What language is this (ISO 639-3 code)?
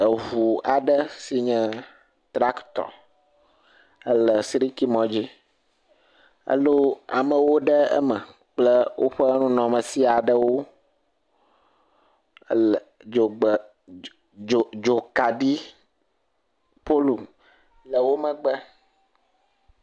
ewe